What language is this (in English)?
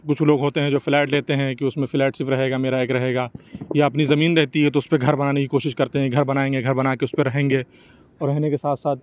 Urdu